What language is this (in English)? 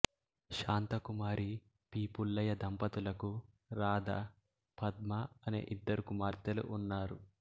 Telugu